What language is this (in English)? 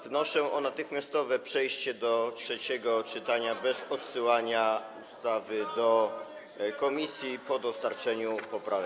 Polish